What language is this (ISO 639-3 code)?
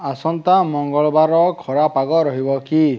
ori